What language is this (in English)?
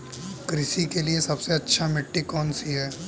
Hindi